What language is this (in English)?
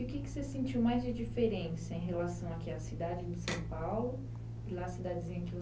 Portuguese